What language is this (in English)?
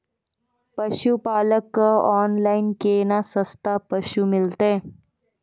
Maithili